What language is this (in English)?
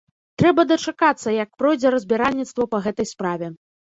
Belarusian